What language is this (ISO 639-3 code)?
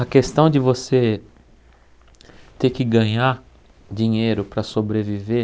por